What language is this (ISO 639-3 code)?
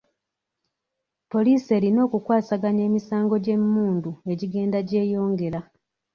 lug